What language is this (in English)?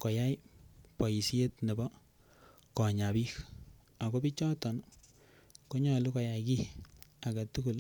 Kalenjin